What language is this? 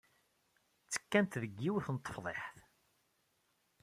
Kabyle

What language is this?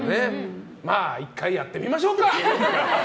Japanese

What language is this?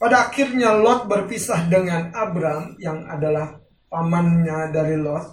Indonesian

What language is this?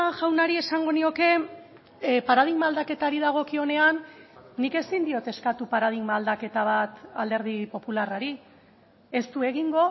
Basque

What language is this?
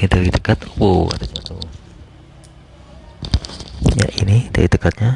Indonesian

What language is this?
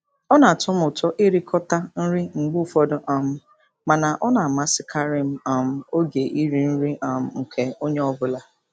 Igbo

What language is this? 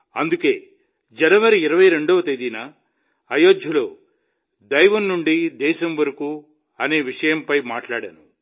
Telugu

